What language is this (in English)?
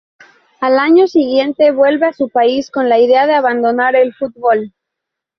Spanish